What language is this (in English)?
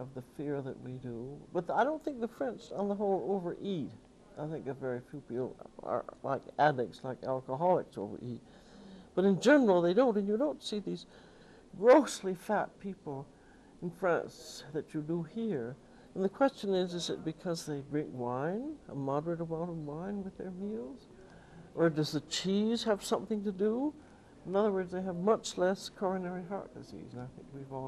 English